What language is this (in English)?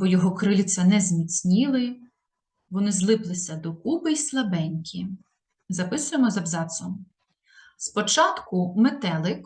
Ukrainian